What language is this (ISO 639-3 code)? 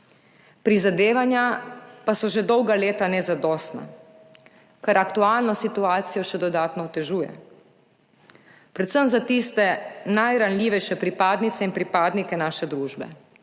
slv